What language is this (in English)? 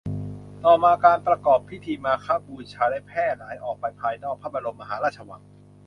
Thai